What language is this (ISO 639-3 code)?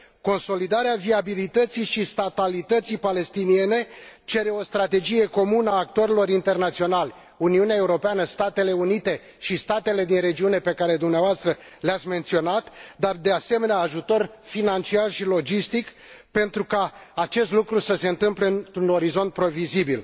ron